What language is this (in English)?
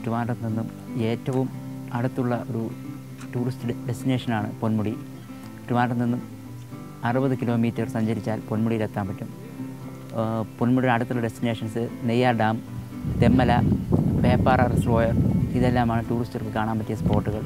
Malayalam